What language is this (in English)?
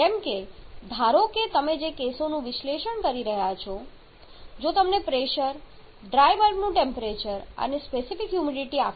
Gujarati